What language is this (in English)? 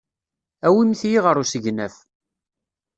Kabyle